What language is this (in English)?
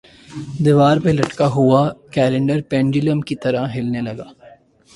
Urdu